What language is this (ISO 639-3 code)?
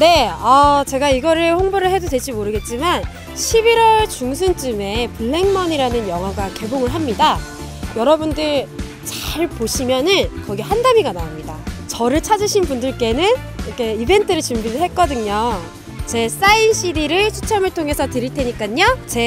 kor